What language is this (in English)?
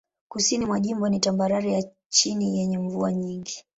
Swahili